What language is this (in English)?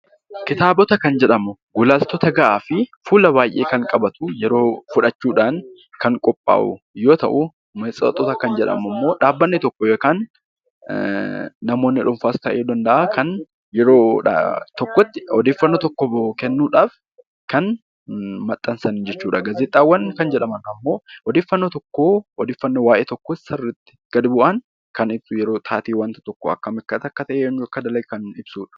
Oromo